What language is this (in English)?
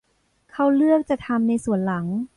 Thai